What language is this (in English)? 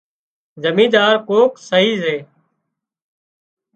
Wadiyara Koli